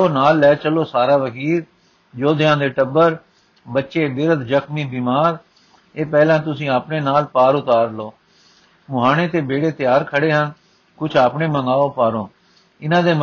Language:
Punjabi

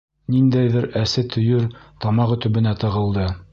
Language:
Bashkir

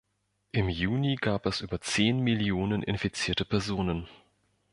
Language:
German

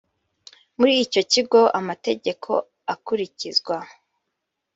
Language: Kinyarwanda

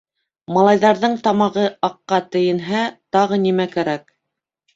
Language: Bashkir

